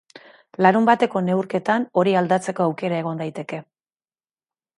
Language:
Basque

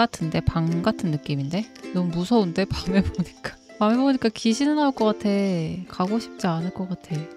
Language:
Korean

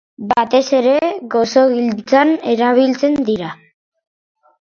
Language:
Basque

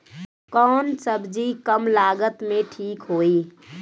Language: Bhojpuri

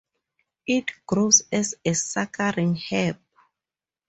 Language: English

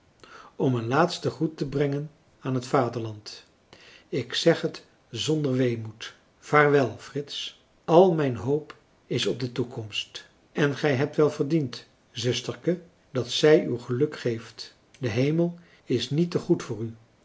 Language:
Dutch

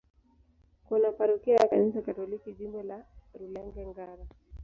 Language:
Swahili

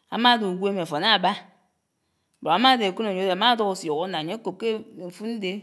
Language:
Anaang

